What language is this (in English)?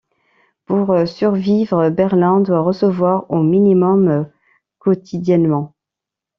French